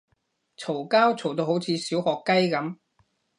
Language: Cantonese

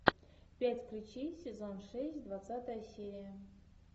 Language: Russian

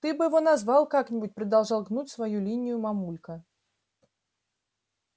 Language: Russian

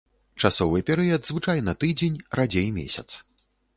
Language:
Belarusian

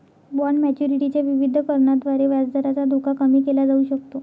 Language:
Marathi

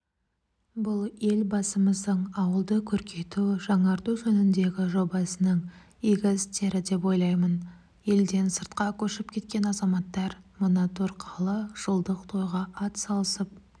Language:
Kazakh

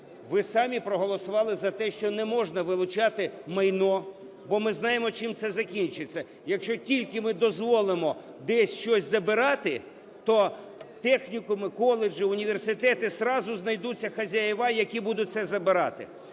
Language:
Ukrainian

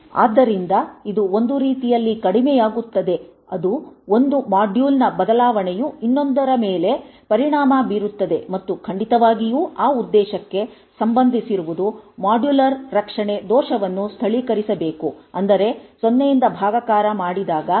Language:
Kannada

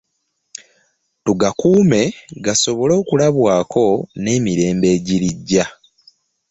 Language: Ganda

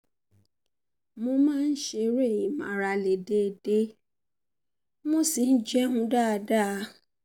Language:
Yoruba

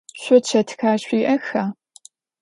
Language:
Adyghe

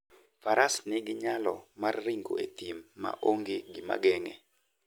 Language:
Luo (Kenya and Tanzania)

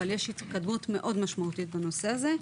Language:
Hebrew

